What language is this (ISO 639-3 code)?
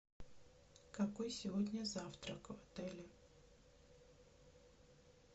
rus